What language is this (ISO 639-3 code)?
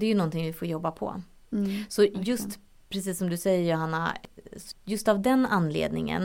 swe